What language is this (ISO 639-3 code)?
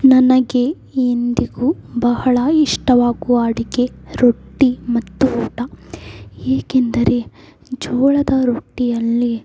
kan